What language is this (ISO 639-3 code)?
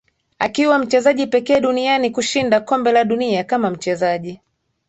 swa